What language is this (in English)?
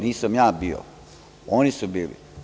Serbian